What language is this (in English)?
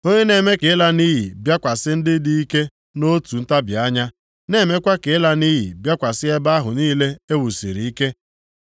Igbo